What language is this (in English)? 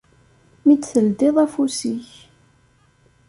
Kabyle